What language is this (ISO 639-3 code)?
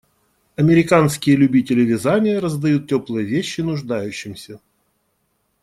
rus